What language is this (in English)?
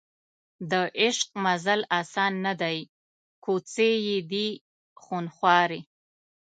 Pashto